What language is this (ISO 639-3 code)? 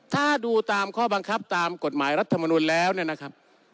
tha